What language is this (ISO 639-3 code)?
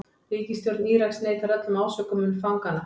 isl